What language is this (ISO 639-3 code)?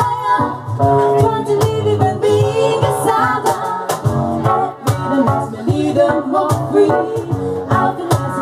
eng